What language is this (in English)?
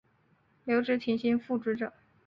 Chinese